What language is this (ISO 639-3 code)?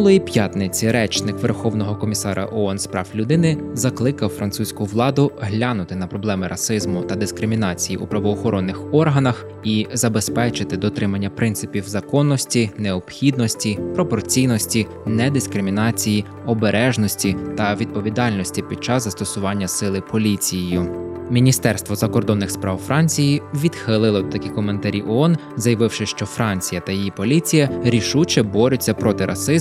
ukr